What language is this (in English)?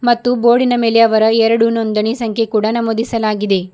Kannada